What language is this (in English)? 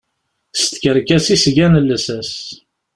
Kabyle